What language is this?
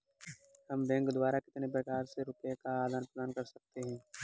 Hindi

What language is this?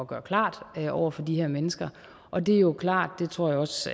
Danish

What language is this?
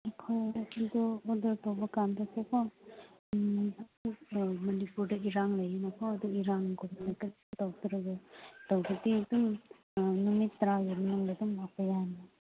Manipuri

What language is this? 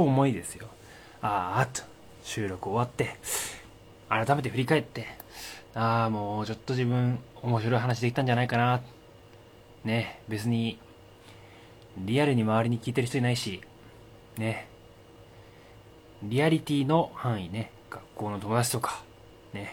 Japanese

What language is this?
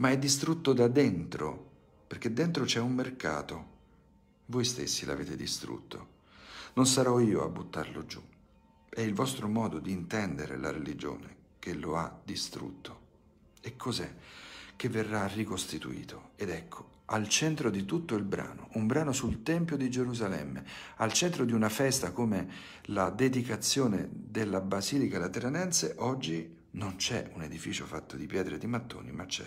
Italian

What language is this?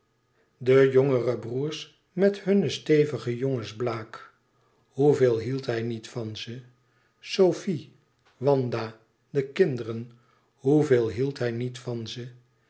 Dutch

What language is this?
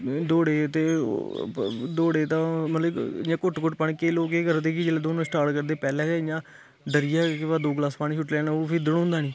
Dogri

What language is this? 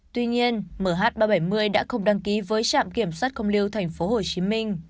Vietnamese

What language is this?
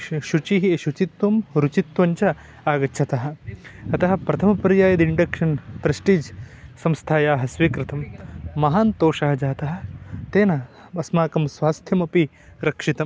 Sanskrit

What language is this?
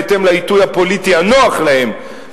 Hebrew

